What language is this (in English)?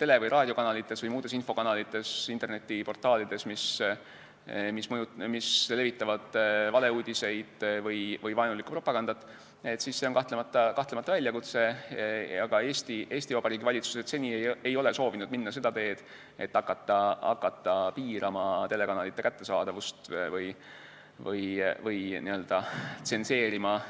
Estonian